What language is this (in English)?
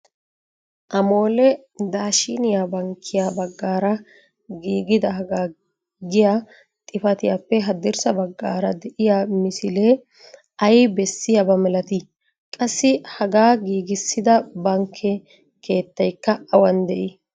Wolaytta